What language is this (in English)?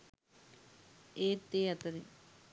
Sinhala